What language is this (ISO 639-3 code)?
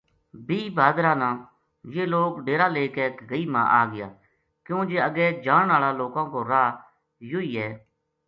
gju